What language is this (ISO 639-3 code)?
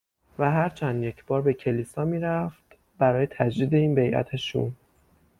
fas